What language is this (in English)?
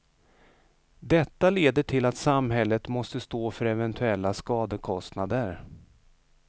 Swedish